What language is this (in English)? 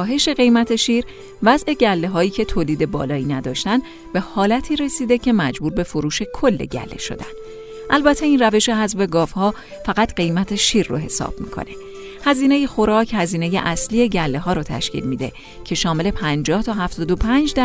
Persian